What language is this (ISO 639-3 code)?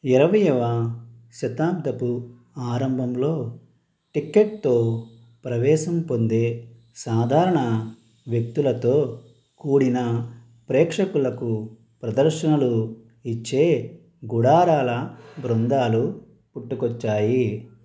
tel